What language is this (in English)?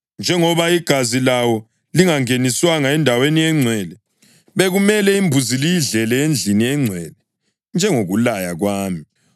North Ndebele